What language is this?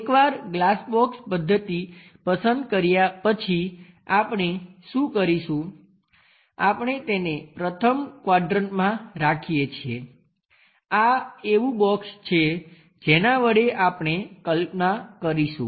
Gujarati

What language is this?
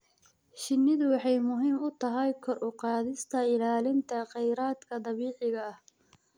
Somali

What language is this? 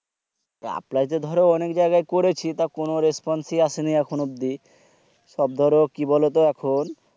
Bangla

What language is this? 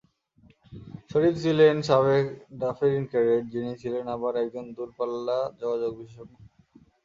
Bangla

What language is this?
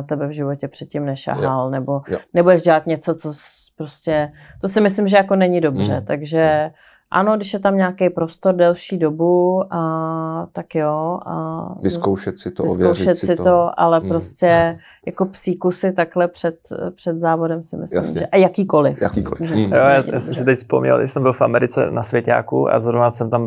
Czech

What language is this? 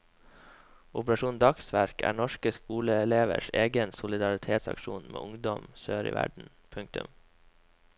Norwegian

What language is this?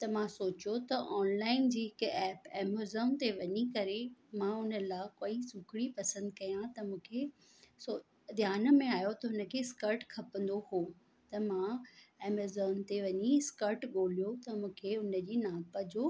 Sindhi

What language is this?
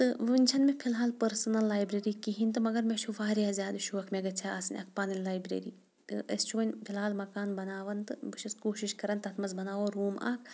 Kashmiri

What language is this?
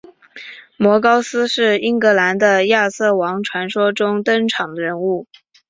Chinese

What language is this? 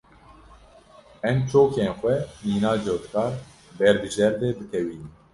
Kurdish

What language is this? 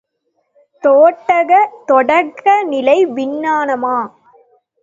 Tamil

